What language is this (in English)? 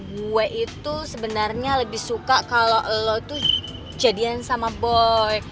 Indonesian